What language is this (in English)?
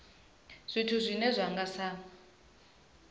Venda